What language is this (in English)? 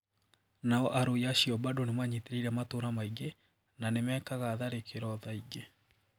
Kikuyu